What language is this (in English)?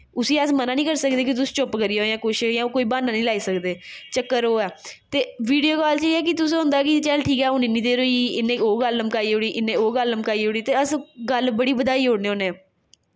Dogri